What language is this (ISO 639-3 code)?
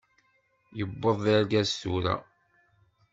kab